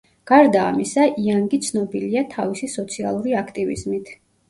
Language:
Georgian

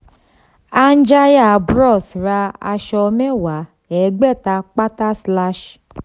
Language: Yoruba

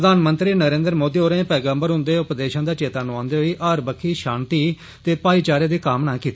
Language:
Dogri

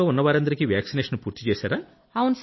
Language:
Telugu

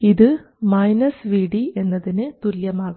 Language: Malayalam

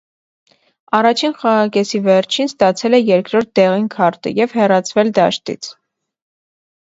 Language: Armenian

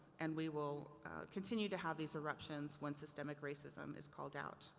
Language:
English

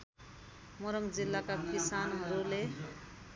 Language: Nepali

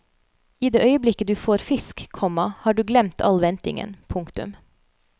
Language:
Norwegian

